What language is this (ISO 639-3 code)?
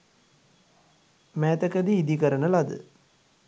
sin